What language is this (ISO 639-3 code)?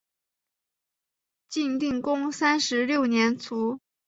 zho